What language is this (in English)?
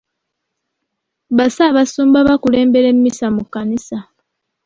Ganda